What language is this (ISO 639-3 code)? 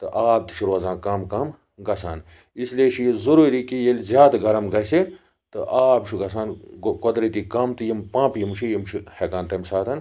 kas